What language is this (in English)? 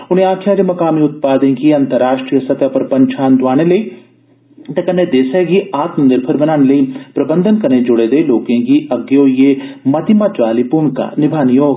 Dogri